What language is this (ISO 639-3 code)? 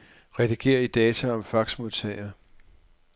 dan